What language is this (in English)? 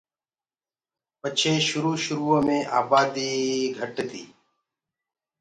Gurgula